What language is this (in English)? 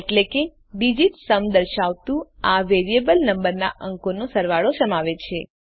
Gujarati